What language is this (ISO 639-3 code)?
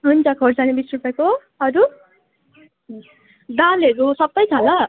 nep